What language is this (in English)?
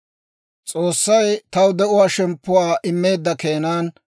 Dawro